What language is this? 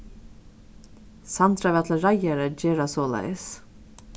Faroese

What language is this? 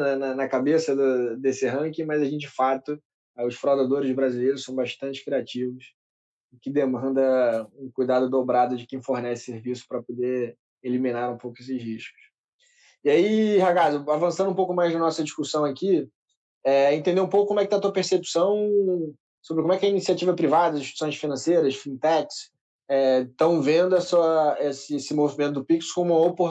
Portuguese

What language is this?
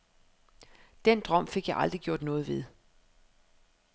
Danish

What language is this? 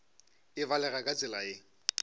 Northern Sotho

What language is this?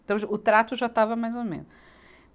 Portuguese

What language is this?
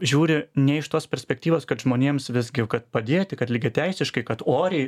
Lithuanian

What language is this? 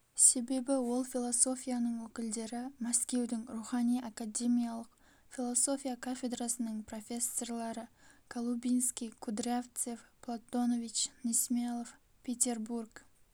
Kazakh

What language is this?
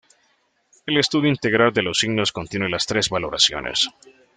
Spanish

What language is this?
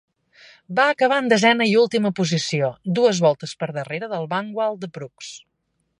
Catalan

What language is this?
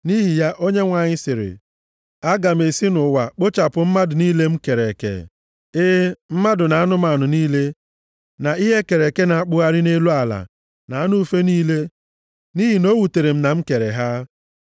Igbo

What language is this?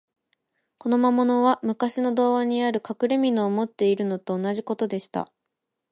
Japanese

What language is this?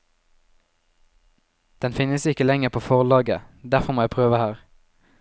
Norwegian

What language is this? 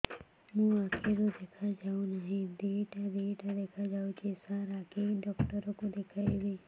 Odia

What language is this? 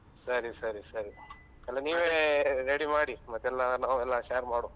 Kannada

